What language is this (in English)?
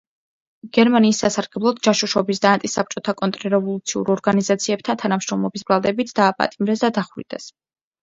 Georgian